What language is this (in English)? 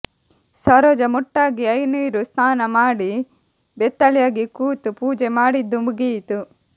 Kannada